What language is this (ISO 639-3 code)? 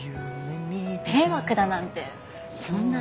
jpn